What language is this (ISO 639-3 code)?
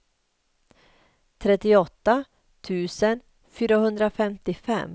swe